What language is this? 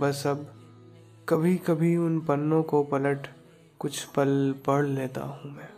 Hindi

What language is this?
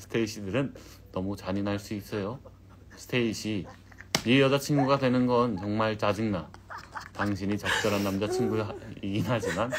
Korean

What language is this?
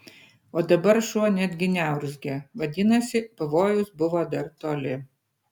Lithuanian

